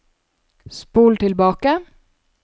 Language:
Norwegian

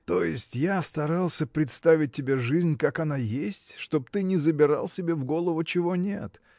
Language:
Russian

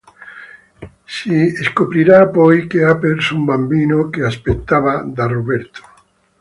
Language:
Italian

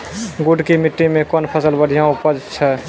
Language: Maithili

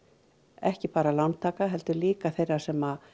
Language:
Icelandic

